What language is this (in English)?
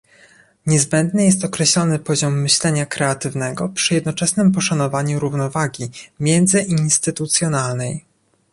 Polish